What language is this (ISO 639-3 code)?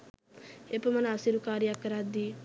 sin